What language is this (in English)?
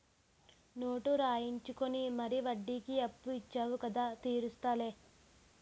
Telugu